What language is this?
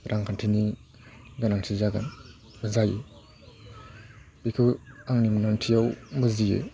Bodo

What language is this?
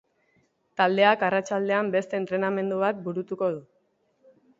Basque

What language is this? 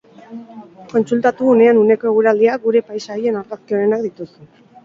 Basque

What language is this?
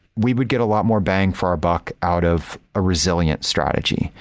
English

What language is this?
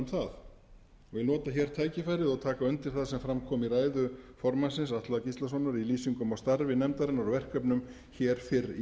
Icelandic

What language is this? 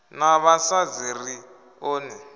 Venda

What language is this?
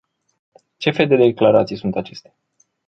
Romanian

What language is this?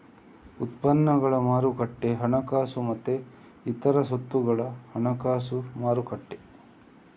Kannada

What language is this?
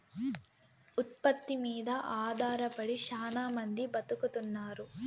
Telugu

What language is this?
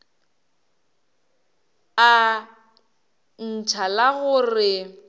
Northern Sotho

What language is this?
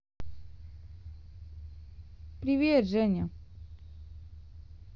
Russian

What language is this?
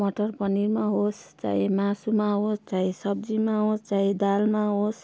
Nepali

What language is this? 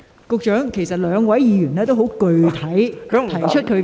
Cantonese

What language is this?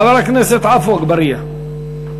Hebrew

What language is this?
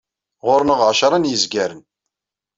Kabyle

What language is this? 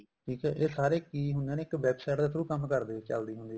Punjabi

